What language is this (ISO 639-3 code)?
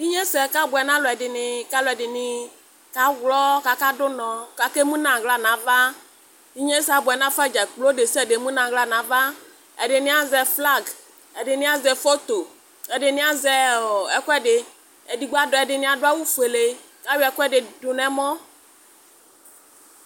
kpo